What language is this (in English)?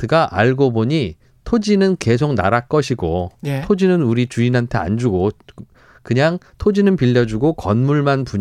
Korean